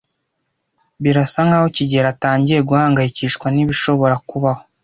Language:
Kinyarwanda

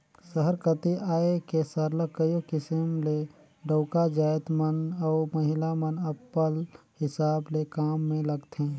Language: Chhattisgarhi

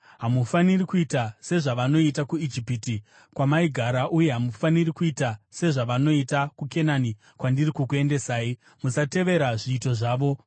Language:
Shona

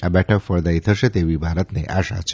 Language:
Gujarati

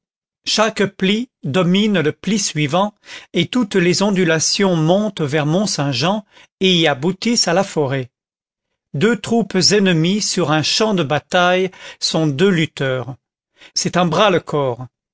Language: French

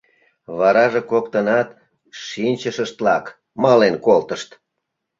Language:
Mari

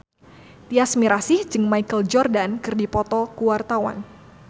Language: Sundanese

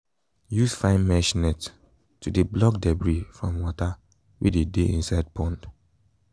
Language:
Nigerian Pidgin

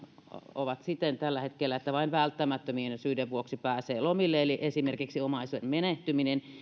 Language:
Finnish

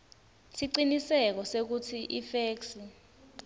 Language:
Swati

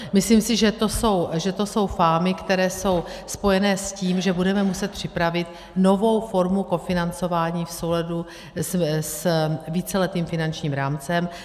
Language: Czech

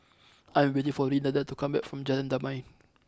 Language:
English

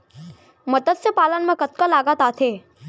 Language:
Chhattisgarhi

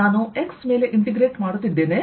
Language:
Kannada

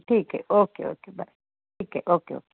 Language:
Marathi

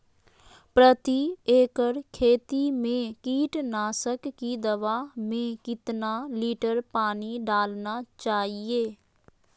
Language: Magahi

